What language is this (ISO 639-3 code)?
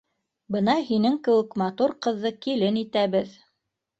bak